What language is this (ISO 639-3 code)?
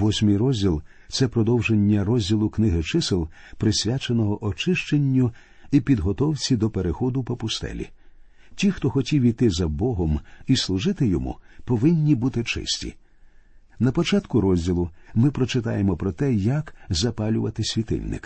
ukr